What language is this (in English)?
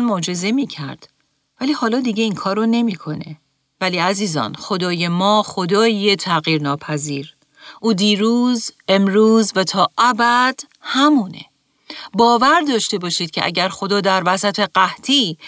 Persian